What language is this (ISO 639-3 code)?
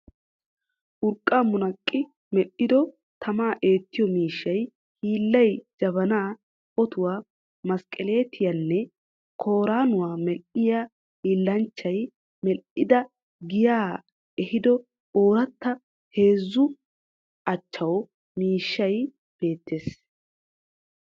wal